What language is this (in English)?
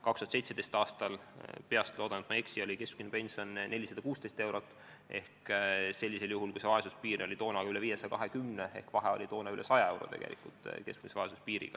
Estonian